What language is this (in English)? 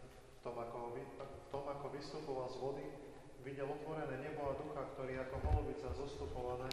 Romanian